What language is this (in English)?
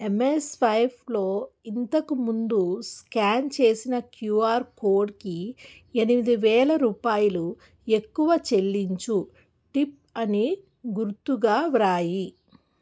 Telugu